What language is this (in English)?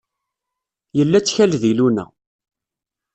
Kabyle